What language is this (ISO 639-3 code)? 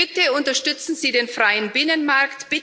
deu